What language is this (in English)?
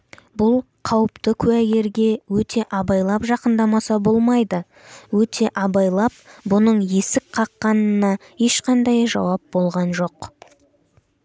Kazakh